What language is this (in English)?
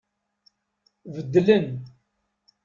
Kabyle